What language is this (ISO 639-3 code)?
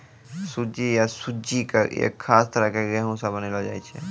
mai